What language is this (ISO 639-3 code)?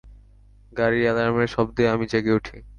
ben